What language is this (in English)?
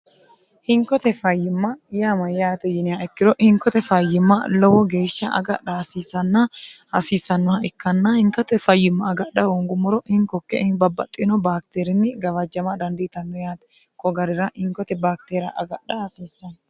Sidamo